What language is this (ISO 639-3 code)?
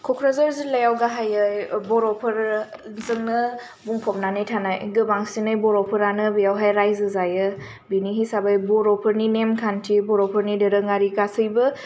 brx